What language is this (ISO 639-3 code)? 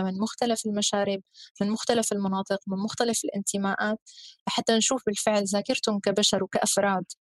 ara